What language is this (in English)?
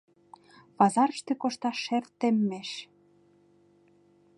Mari